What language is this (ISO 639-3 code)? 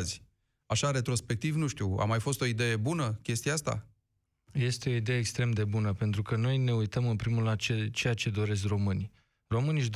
ron